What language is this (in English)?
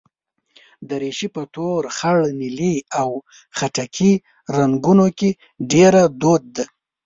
Pashto